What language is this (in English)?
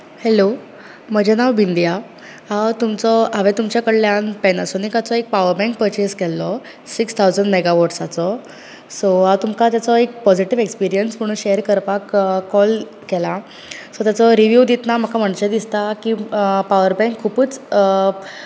Konkani